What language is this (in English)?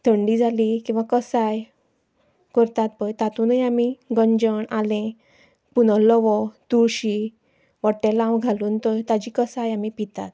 Konkani